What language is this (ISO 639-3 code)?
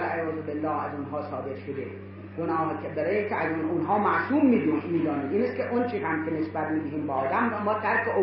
fas